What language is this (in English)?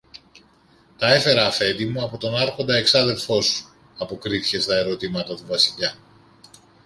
Greek